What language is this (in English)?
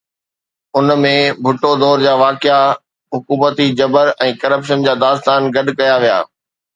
Sindhi